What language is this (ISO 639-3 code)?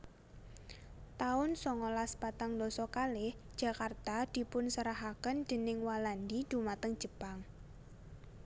jav